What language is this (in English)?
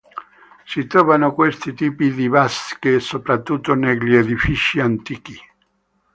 Italian